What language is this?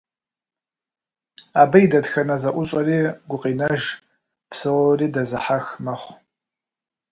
Kabardian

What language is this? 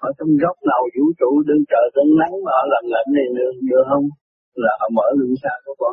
Vietnamese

